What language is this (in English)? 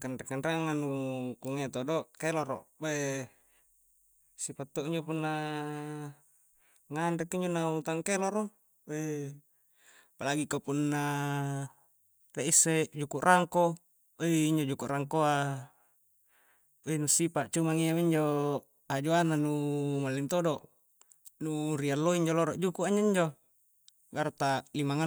Coastal Konjo